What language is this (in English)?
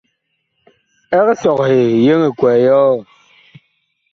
Bakoko